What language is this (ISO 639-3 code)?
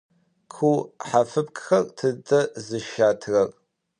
ady